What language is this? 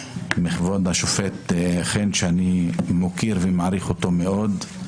Hebrew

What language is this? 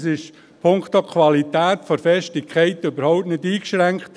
Swiss German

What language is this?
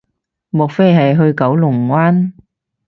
Cantonese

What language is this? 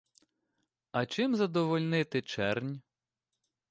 Ukrainian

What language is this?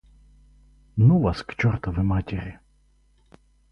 Russian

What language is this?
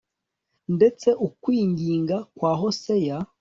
Kinyarwanda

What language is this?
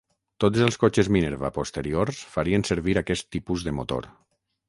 Catalan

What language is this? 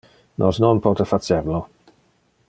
Interlingua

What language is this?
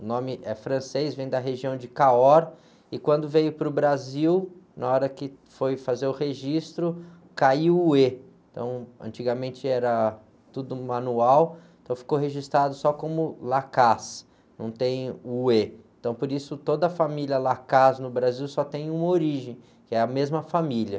Portuguese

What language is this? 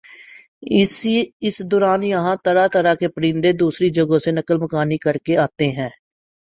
Urdu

